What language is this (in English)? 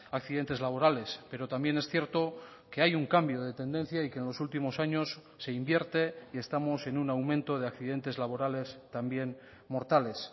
Spanish